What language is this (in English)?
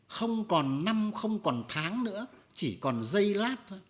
Vietnamese